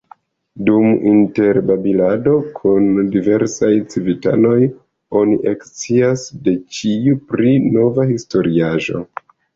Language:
Esperanto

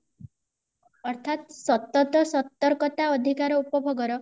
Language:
Odia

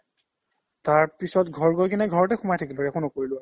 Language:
Assamese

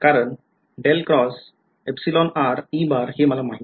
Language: Marathi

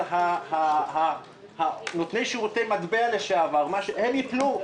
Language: Hebrew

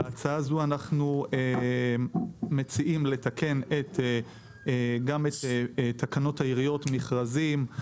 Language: Hebrew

